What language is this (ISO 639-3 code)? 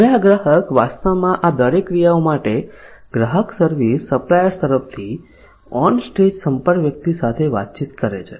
guj